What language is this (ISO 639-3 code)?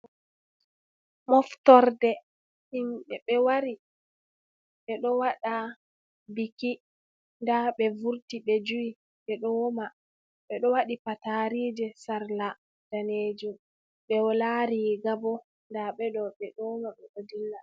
ful